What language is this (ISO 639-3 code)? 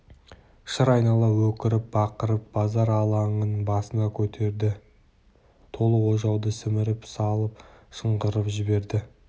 kaz